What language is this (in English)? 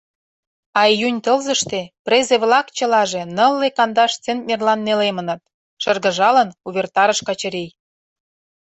Mari